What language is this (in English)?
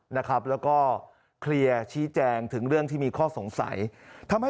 Thai